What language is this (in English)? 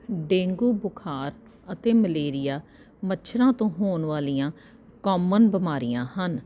Punjabi